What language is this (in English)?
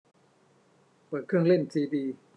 Thai